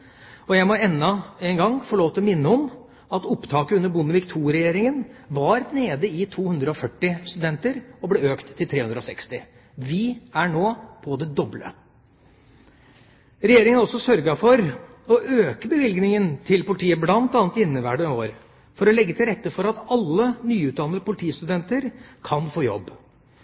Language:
Norwegian Bokmål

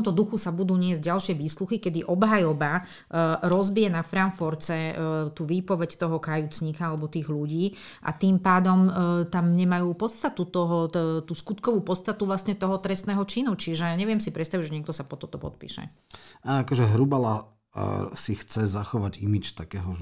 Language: Slovak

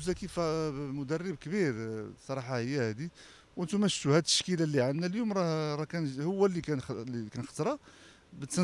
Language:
Arabic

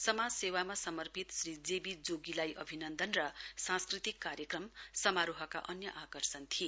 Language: Nepali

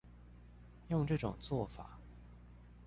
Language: Chinese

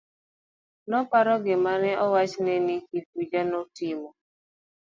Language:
Luo (Kenya and Tanzania)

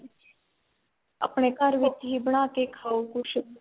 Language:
Punjabi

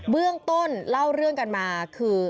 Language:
Thai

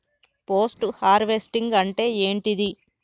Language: Telugu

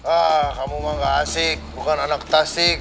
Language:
Indonesian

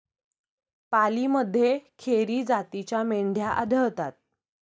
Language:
Marathi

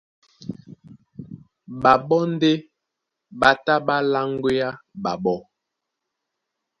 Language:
Duala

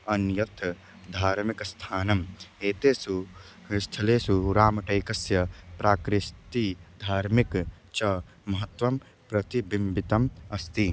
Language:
Sanskrit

